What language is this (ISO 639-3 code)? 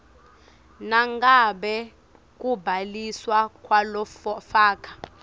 ssw